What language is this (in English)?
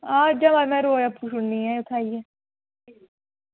Dogri